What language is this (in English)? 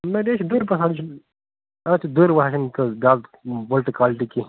Kashmiri